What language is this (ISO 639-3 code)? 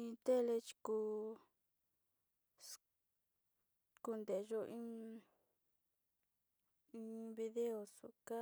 xti